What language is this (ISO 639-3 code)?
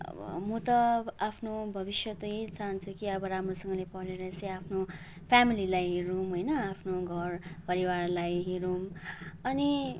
nep